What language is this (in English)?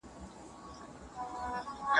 Pashto